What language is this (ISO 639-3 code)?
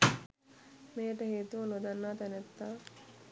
sin